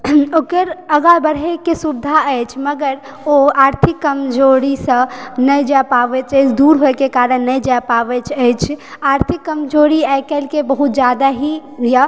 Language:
Maithili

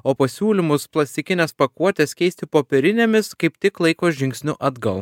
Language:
Lithuanian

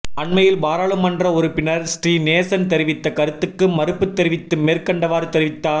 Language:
Tamil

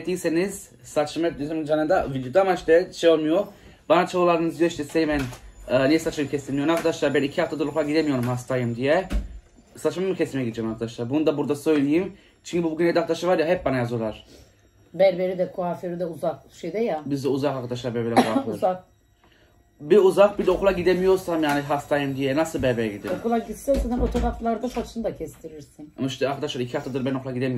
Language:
Turkish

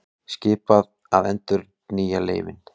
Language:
Icelandic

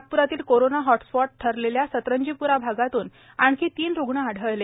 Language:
Marathi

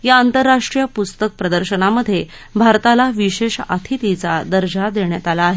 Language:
Marathi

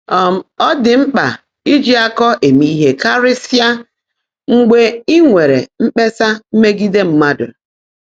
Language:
Igbo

